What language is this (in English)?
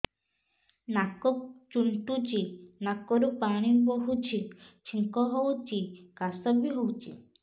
Odia